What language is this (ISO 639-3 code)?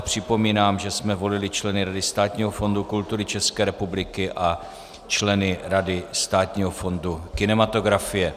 ces